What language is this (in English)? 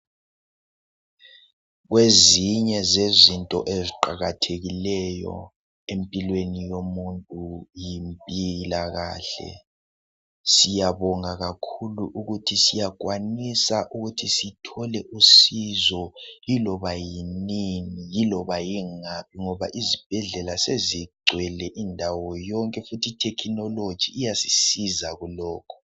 North Ndebele